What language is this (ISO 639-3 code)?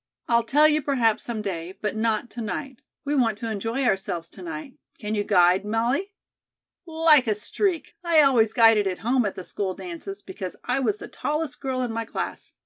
eng